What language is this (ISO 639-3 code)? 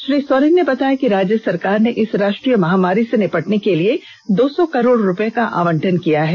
hin